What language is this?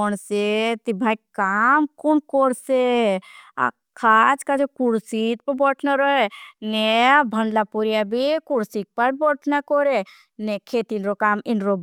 Bhili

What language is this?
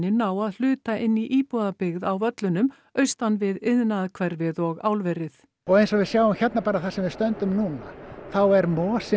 Icelandic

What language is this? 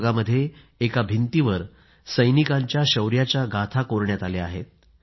Marathi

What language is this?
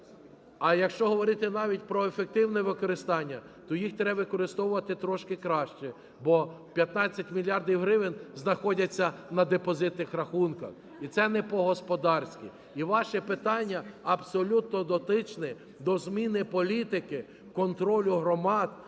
Ukrainian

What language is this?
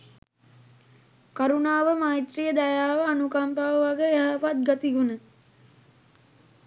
Sinhala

